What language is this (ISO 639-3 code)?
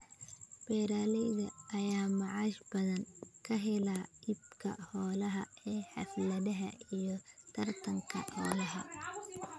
som